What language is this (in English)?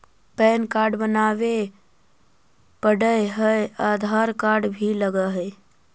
Magahi